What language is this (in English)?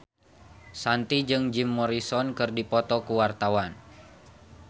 Sundanese